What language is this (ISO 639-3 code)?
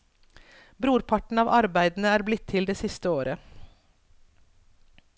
nor